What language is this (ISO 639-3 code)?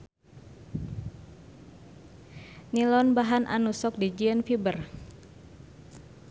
sun